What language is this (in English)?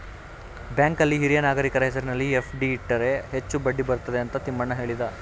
Kannada